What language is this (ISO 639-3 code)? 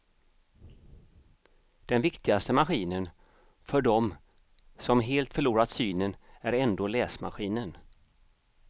swe